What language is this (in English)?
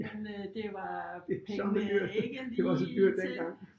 Danish